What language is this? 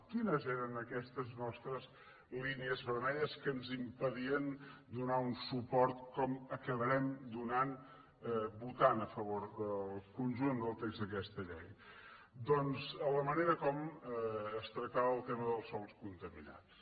Catalan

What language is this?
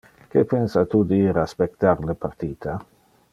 Interlingua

